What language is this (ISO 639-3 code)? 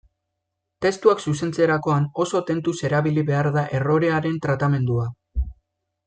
eus